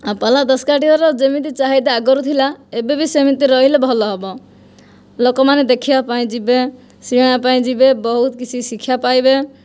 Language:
Odia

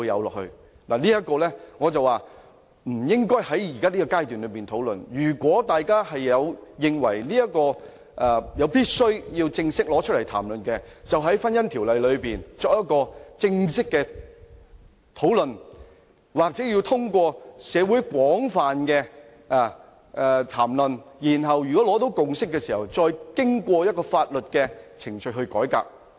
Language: Cantonese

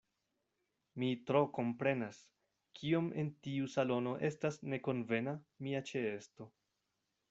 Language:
Esperanto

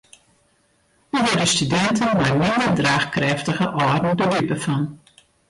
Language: Western Frisian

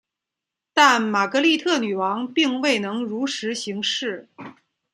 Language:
Chinese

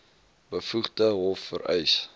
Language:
Afrikaans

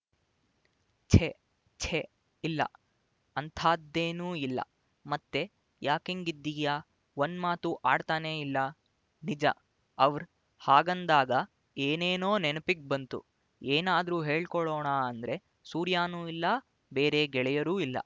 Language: Kannada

